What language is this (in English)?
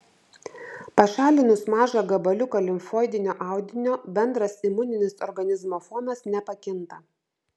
Lithuanian